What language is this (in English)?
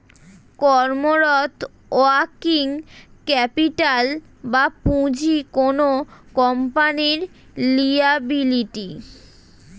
Bangla